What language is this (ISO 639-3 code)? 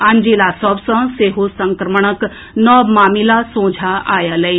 mai